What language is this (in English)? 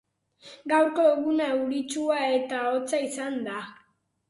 Basque